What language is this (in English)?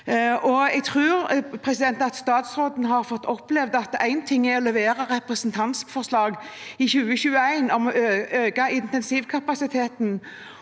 Norwegian